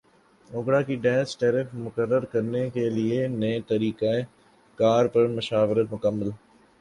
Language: Urdu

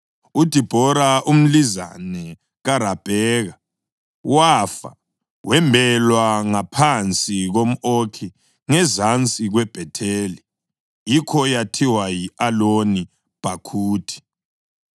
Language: North Ndebele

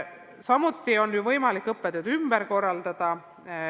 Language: Estonian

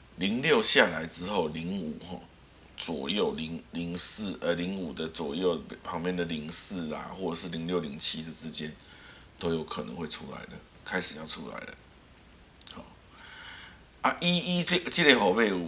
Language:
Chinese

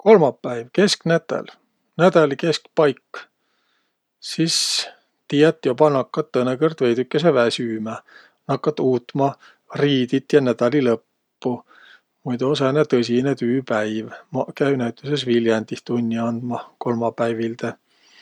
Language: Võro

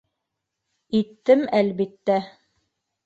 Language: Bashkir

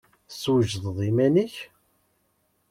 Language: Kabyle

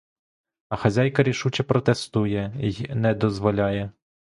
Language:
Ukrainian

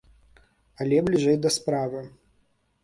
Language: Belarusian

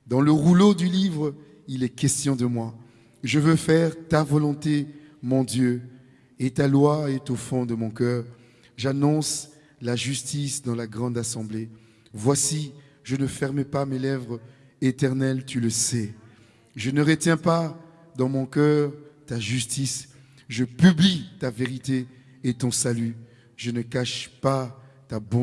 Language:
French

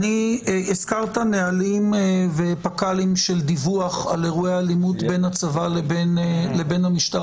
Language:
Hebrew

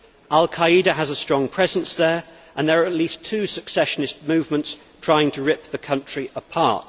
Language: English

